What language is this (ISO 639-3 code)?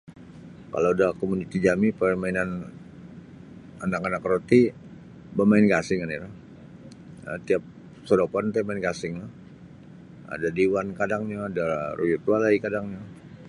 bsy